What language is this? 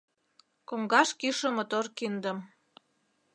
Mari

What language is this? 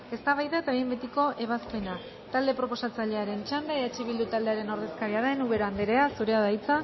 Basque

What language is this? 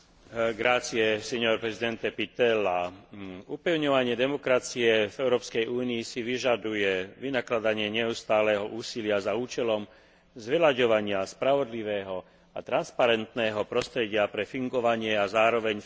Slovak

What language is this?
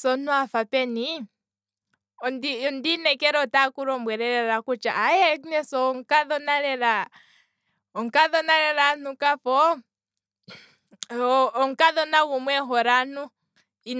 Kwambi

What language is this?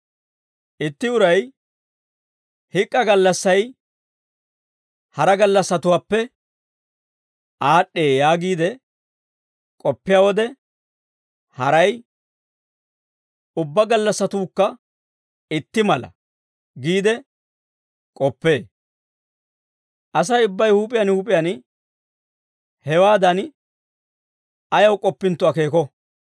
Dawro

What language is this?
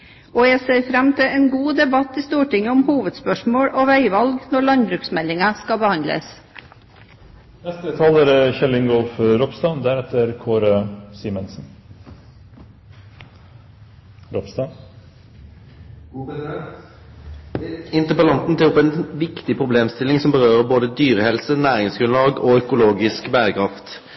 Norwegian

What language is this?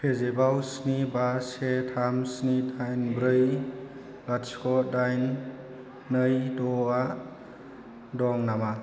Bodo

